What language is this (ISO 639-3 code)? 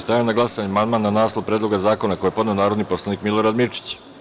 srp